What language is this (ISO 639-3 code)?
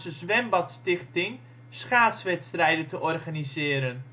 nld